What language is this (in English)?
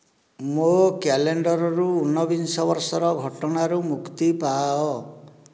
Odia